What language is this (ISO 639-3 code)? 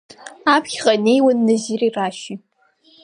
abk